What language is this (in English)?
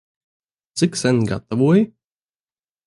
Latvian